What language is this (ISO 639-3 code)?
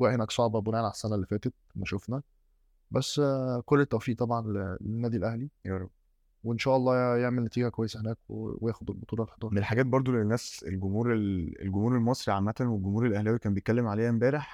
ara